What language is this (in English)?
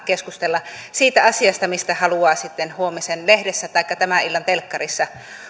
Finnish